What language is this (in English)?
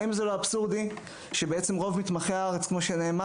Hebrew